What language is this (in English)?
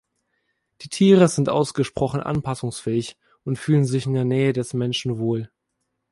German